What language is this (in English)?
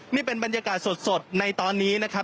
Thai